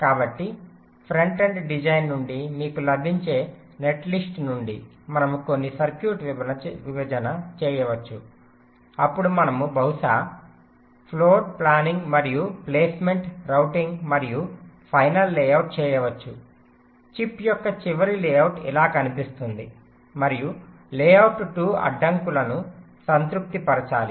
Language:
Telugu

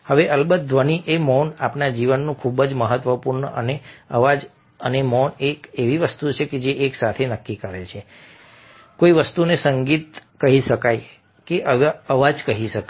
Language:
Gujarati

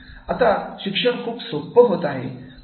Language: Marathi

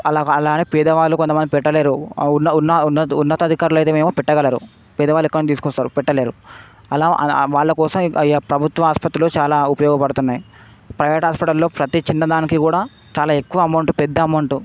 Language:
Telugu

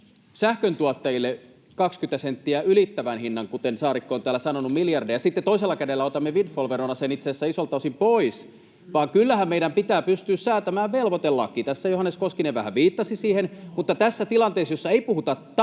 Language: Finnish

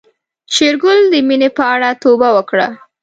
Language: Pashto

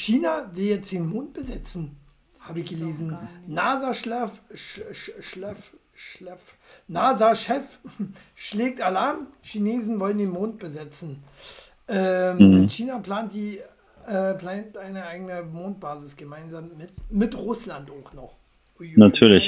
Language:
German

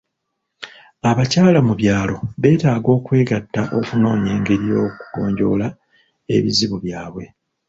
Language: Ganda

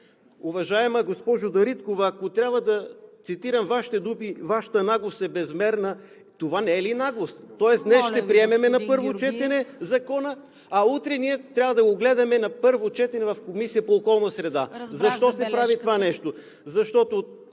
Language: Bulgarian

